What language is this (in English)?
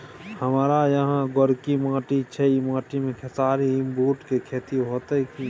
Maithili